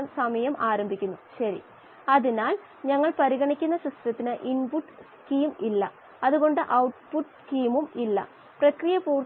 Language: Malayalam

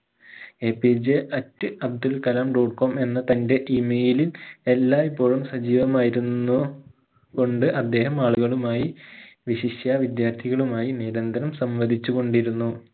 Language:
Malayalam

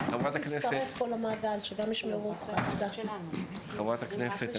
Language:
Hebrew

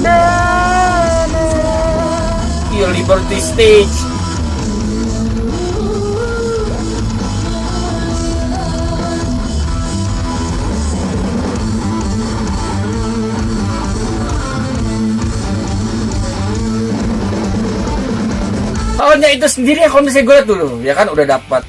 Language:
Indonesian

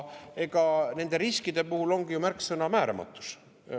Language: Estonian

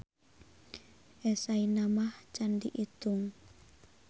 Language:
Sundanese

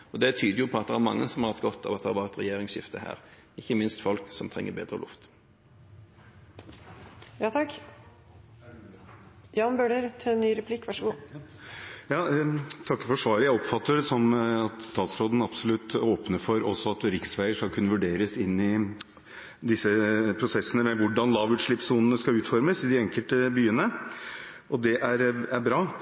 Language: Norwegian Bokmål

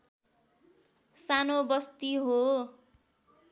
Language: Nepali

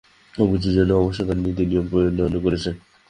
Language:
Bangla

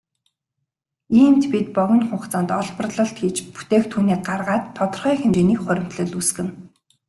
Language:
Mongolian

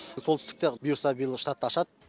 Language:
Kazakh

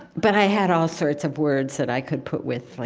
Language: English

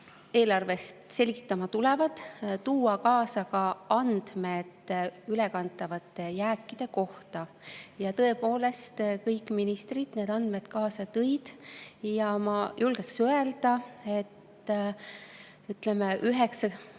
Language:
Estonian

